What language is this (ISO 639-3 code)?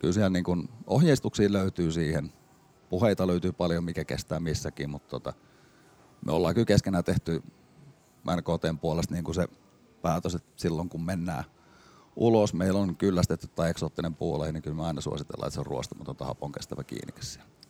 fin